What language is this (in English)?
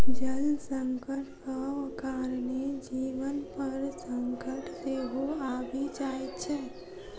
Maithili